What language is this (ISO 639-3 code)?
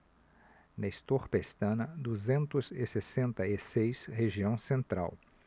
por